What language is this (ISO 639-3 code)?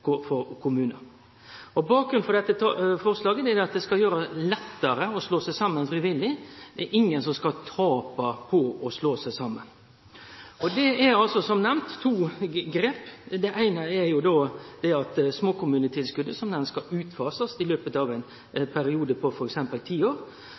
nno